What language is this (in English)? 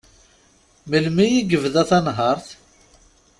Kabyle